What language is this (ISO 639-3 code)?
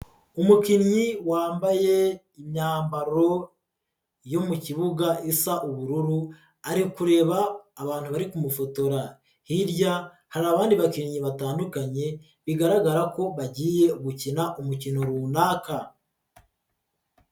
kin